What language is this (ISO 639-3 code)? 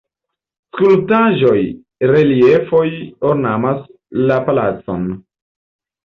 epo